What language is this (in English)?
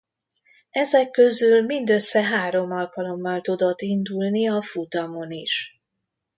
Hungarian